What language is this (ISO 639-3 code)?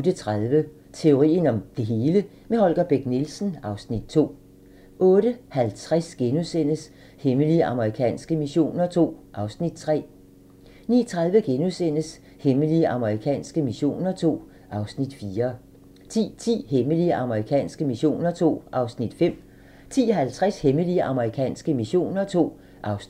dan